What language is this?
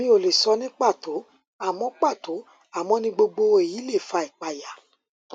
Yoruba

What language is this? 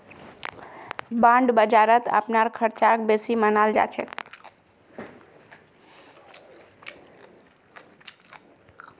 Magahi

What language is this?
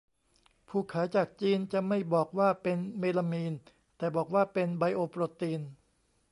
Thai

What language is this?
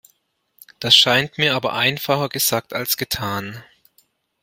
German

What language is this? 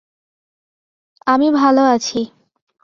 Bangla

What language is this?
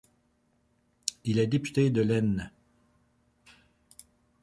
French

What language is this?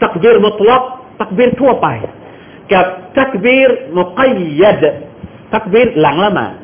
Thai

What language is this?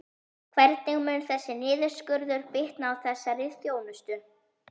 Icelandic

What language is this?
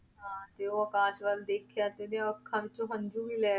Punjabi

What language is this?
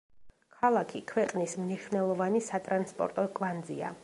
Georgian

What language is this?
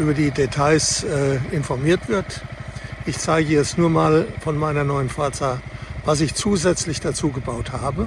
German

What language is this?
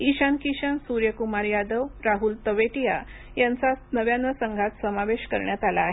Marathi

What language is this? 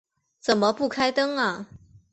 Chinese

